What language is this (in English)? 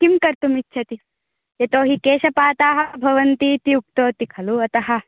Sanskrit